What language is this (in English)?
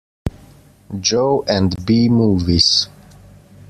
English